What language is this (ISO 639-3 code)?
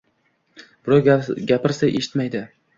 uzb